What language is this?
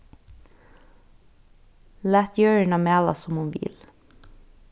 Faroese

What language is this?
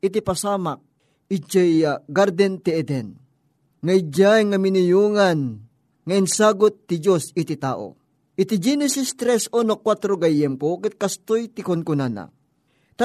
Filipino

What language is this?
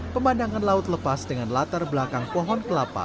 Indonesian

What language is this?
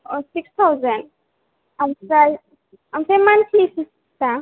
Bodo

